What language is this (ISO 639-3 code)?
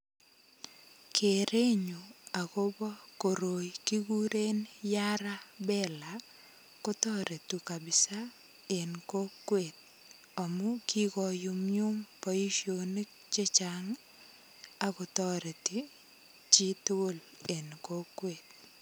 kln